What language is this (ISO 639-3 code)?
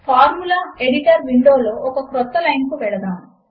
tel